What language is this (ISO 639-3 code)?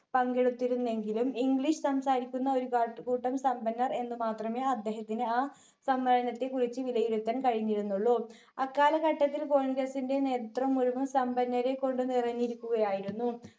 mal